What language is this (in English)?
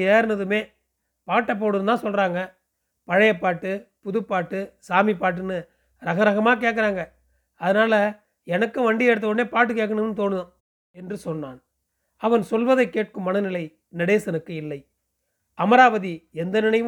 Tamil